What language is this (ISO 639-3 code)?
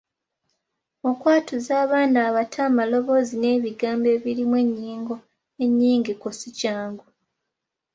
lug